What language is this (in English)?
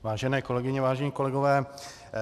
Czech